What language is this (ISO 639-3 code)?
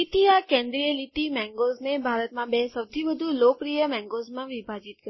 guj